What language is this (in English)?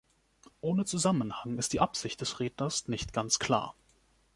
German